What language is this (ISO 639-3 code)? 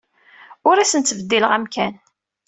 kab